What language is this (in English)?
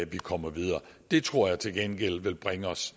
Danish